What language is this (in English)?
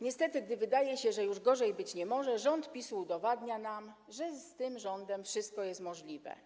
Polish